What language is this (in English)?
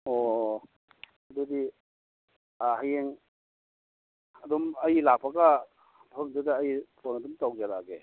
Manipuri